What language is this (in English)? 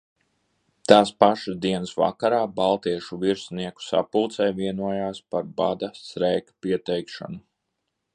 Latvian